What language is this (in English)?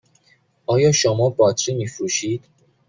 Persian